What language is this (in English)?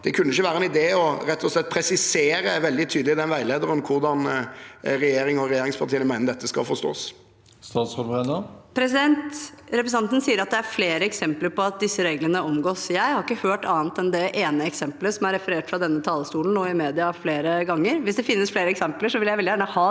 Norwegian